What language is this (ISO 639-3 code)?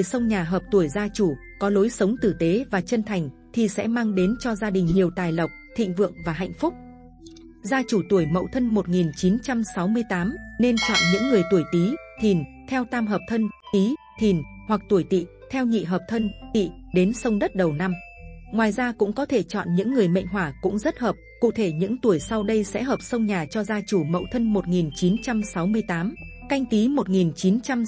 vie